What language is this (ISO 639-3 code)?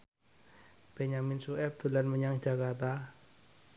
jav